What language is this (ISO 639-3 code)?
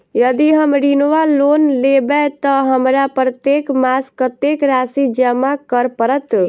mai